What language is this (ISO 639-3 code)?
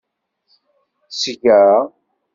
kab